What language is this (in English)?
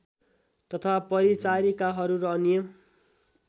Nepali